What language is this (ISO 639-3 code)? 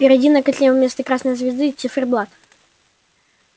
rus